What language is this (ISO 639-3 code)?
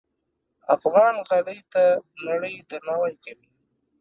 pus